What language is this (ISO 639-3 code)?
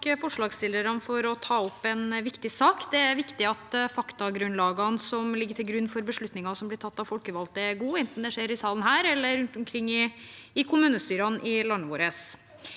nor